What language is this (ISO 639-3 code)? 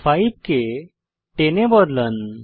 ben